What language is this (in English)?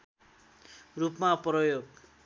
Nepali